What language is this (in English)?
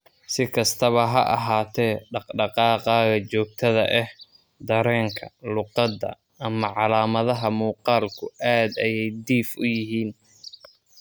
Somali